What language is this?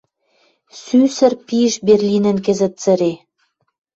Western Mari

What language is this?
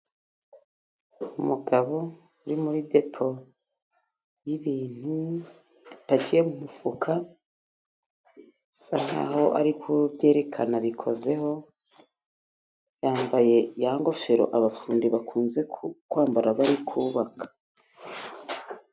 Kinyarwanda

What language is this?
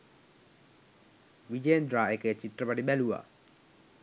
Sinhala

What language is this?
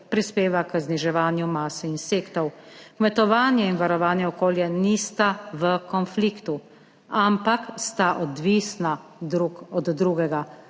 Slovenian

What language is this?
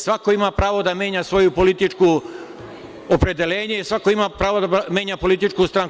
Serbian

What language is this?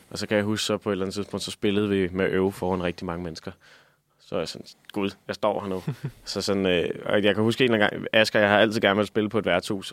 Danish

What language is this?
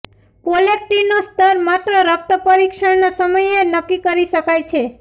Gujarati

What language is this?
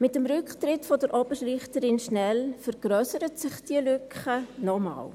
Swiss German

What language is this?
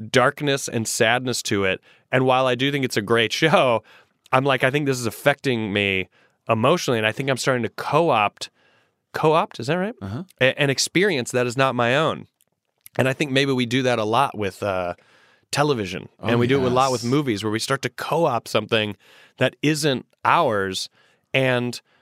English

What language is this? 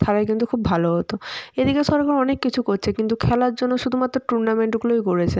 Bangla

